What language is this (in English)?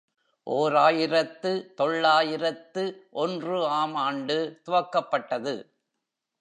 Tamil